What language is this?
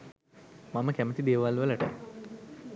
Sinhala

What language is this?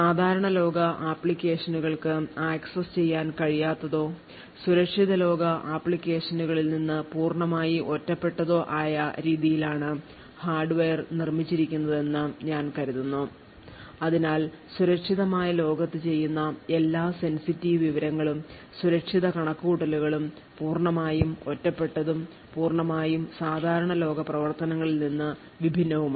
Malayalam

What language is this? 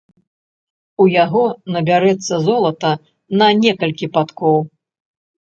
Belarusian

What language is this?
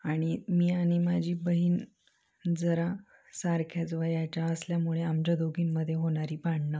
Marathi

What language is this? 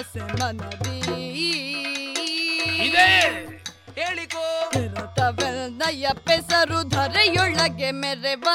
Kannada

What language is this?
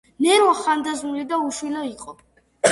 Georgian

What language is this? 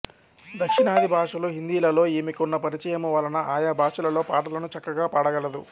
Telugu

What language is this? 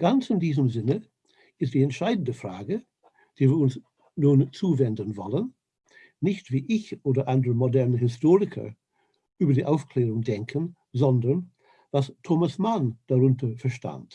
German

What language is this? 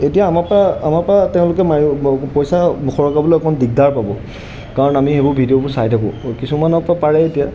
Assamese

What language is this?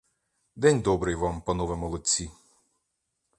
Ukrainian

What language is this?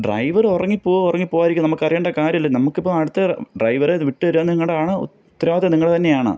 Malayalam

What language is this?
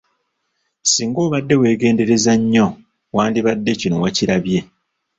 Ganda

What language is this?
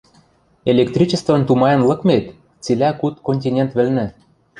Western Mari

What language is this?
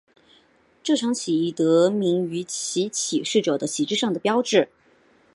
Chinese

